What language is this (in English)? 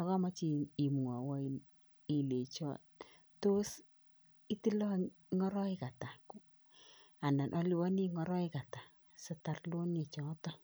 Kalenjin